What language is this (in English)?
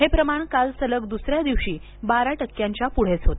Marathi